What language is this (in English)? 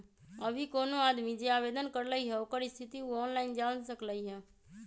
Magahi